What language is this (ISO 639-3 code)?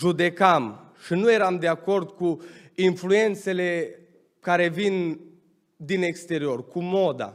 ron